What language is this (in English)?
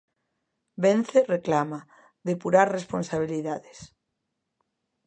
Galician